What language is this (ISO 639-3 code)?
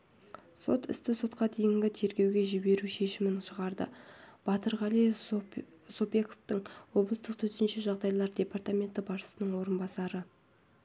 kaz